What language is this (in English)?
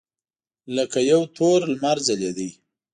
Pashto